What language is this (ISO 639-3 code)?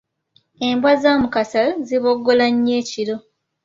lug